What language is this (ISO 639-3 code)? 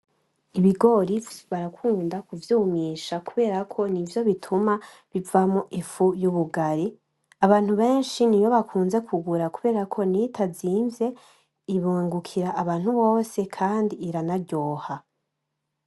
run